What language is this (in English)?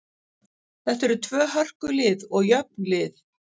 Icelandic